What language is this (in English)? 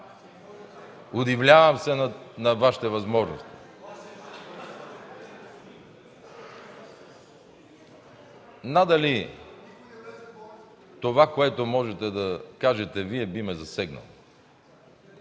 Bulgarian